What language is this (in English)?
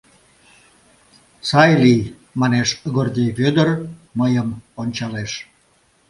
Mari